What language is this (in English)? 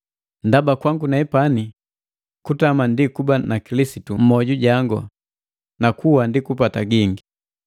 Matengo